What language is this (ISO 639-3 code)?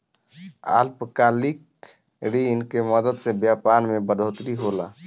bho